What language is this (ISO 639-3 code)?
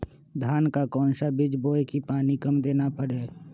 mag